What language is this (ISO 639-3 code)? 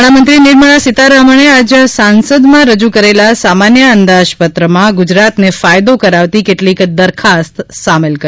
guj